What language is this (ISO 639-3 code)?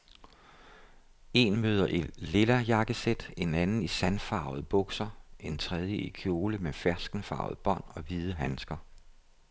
dan